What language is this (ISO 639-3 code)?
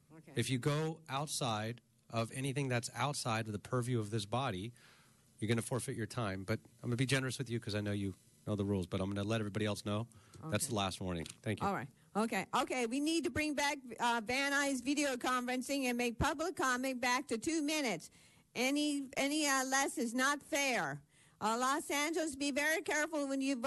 eng